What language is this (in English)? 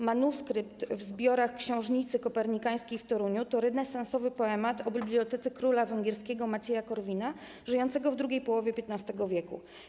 Polish